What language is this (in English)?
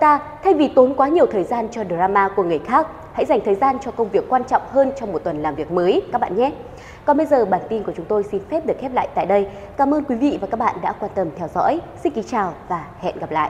Vietnamese